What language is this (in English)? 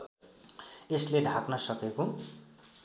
Nepali